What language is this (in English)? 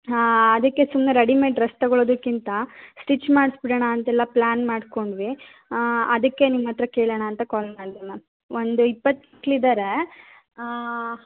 Kannada